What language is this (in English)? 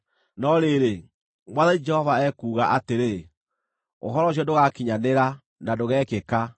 Kikuyu